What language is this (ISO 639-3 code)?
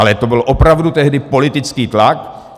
ces